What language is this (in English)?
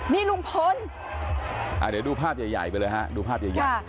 Thai